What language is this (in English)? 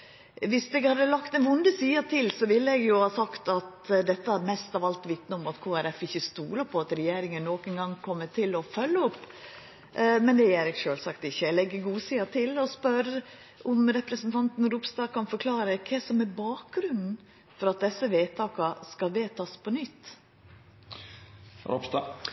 Norwegian Nynorsk